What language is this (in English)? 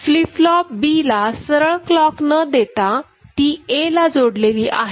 Marathi